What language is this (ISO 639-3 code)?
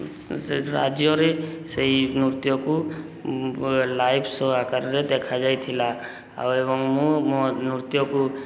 ori